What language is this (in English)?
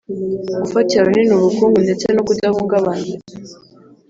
Kinyarwanda